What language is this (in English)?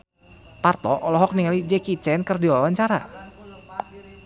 Sundanese